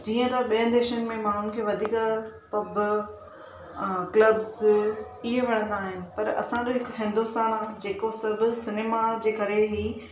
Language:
Sindhi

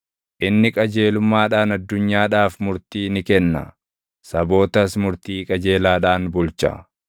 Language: Oromo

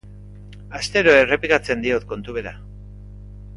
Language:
Basque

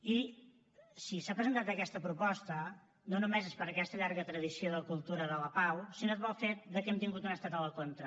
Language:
Catalan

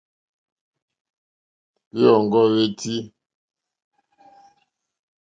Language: Mokpwe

